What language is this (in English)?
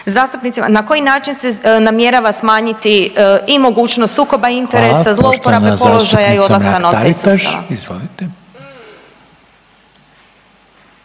Croatian